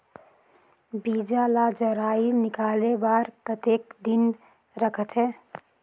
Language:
Chhattisgarhi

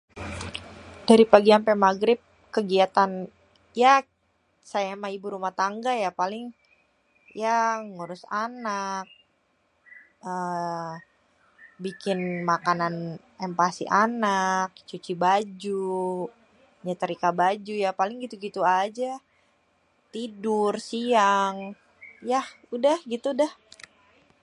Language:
Betawi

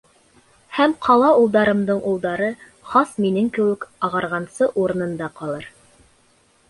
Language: Bashkir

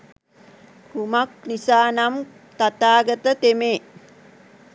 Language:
Sinhala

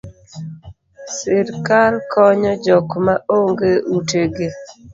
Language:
Luo (Kenya and Tanzania)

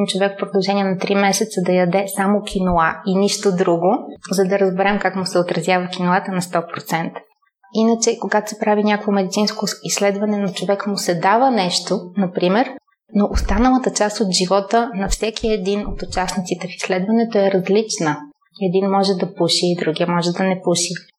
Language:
Bulgarian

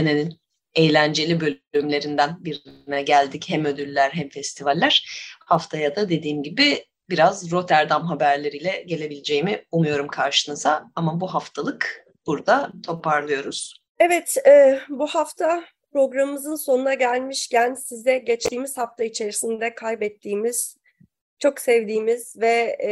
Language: Turkish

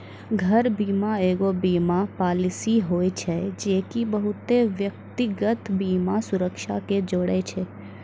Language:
Maithili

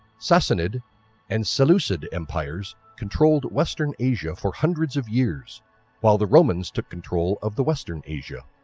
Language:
English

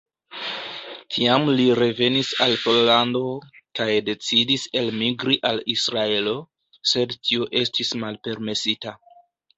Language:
Esperanto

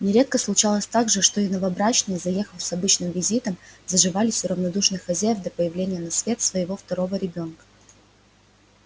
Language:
Russian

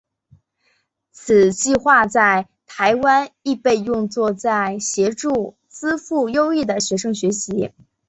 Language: Chinese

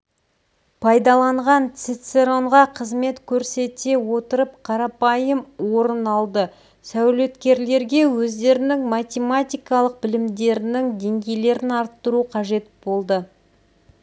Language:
Kazakh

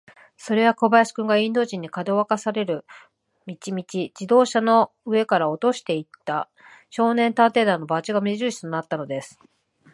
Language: Japanese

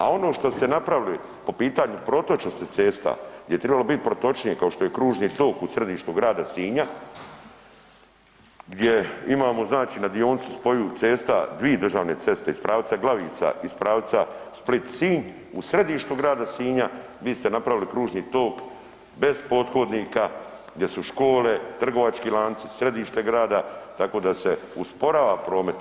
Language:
Croatian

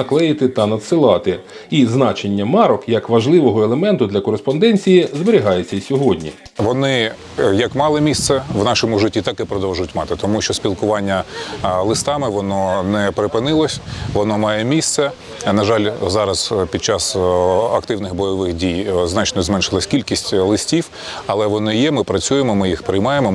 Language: Ukrainian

